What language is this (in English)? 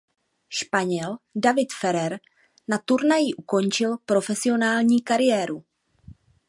Czech